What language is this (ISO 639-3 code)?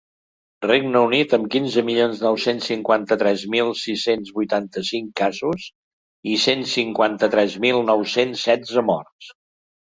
cat